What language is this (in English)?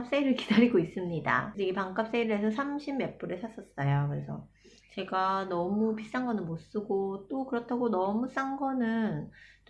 Korean